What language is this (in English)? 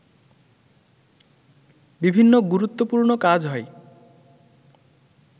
Bangla